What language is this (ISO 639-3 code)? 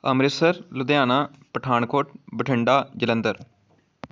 pan